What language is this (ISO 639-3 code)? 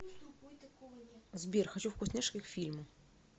rus